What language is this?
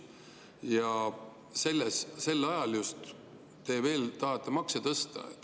Estonian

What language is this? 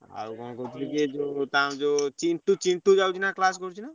Odia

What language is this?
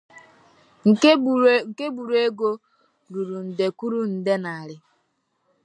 Igbo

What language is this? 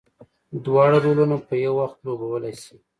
Pashto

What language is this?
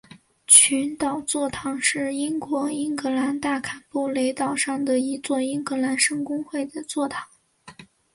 Chinese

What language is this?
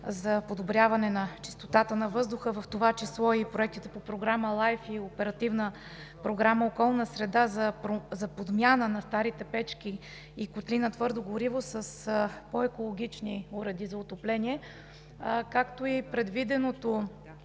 Bulgarian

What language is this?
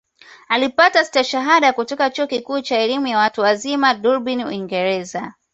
Swahili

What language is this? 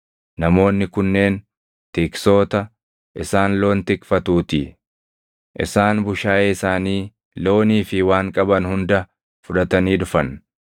Oromo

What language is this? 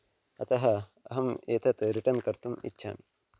Sanskrit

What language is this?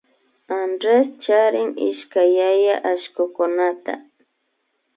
Imbabura Highland Quichua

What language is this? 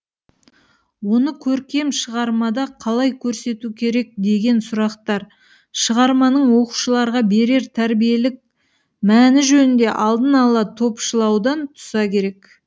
Kazakh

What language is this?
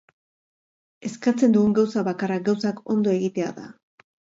Basque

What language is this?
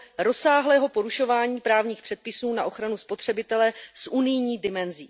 Czech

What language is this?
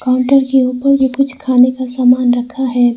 Hindi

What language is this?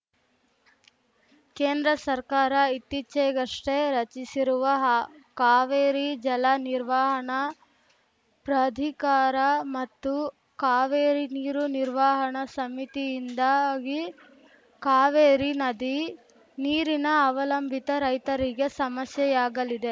Kannada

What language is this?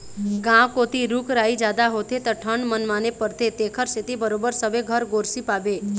Chhattisgarhi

